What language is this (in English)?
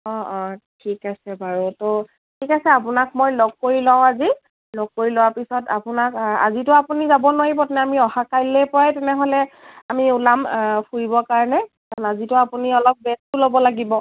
Assamese